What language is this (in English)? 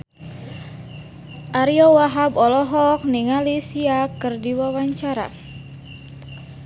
Sundanese